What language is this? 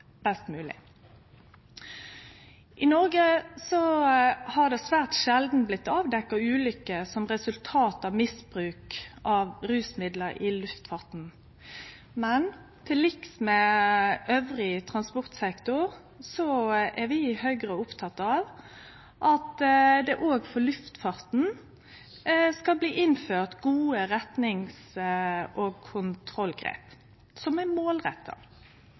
Norwegian Nynorsk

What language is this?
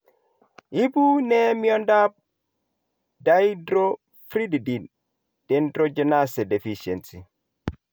Kalenjin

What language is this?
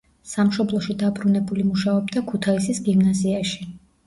Georgian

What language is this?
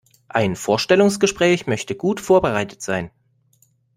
German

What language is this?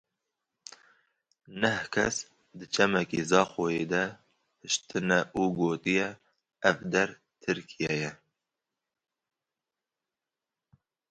Kurdish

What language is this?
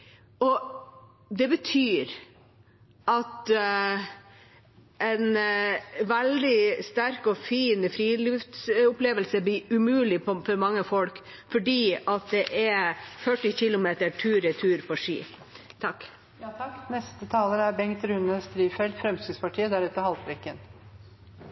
Norwegian Bokmål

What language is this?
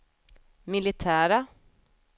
Swedish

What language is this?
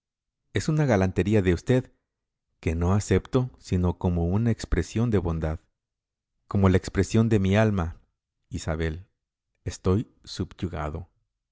Spanish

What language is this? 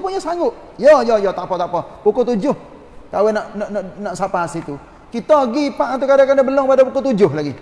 Malay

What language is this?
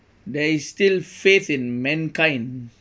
English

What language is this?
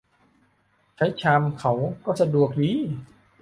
Thai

